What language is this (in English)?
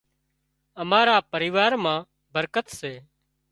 Wadiyara Koli